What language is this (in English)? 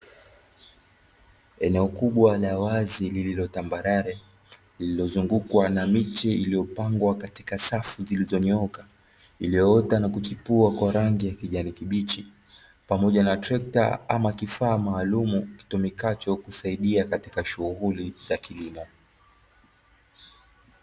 Swahili